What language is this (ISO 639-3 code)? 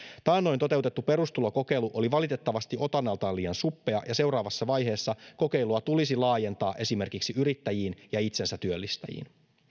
fin